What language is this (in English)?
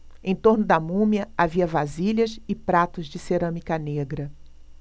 Portuguese